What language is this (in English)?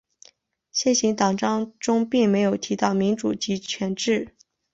Chinese